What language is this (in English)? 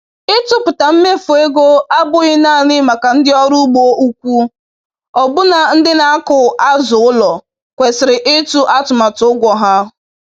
Igbo